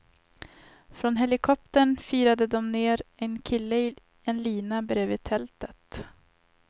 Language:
Swedish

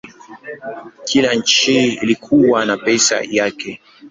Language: Swahili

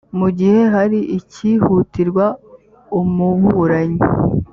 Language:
Kinyarwanda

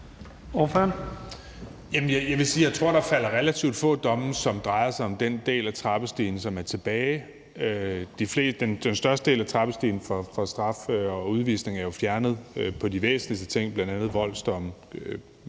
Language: Danish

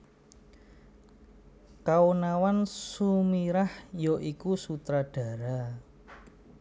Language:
Javanese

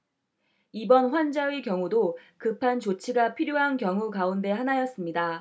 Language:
Korean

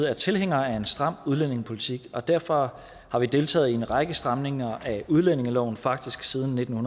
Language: Danish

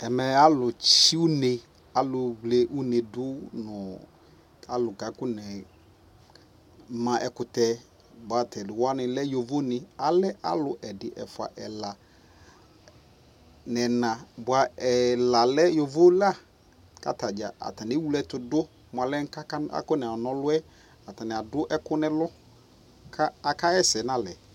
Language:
Ikposo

